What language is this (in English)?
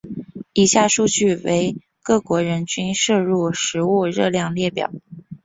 Chinese